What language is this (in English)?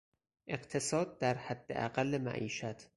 Persian